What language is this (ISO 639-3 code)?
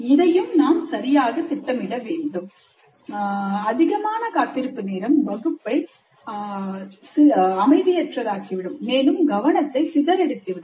tam